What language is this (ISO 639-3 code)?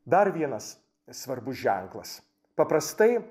lit